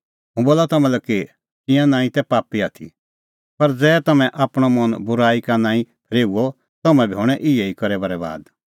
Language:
Kullu Pahari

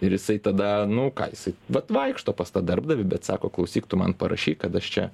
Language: Lithuanian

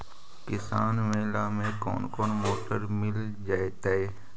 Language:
Magahi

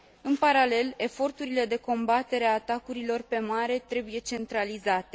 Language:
Romanian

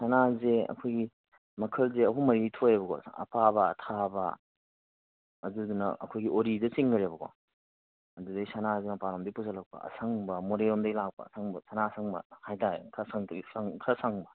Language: Manipuri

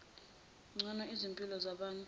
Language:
Zulu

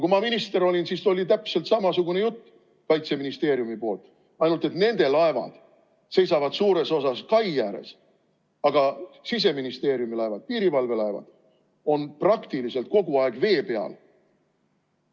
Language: Estonian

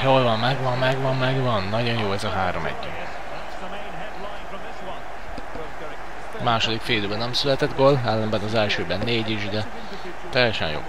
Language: Hungarian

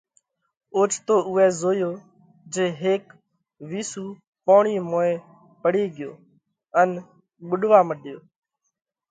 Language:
Parkari Koli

